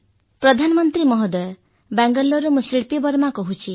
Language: Odia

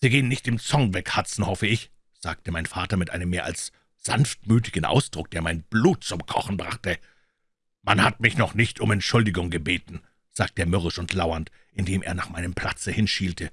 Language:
German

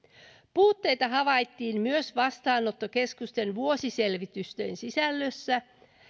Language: Finnish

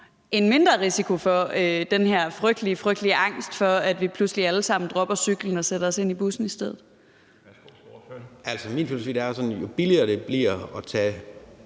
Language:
Danish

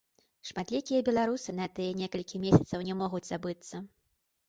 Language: Belarusian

